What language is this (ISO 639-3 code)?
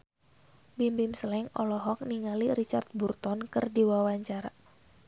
sun